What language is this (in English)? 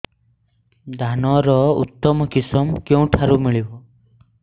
Odia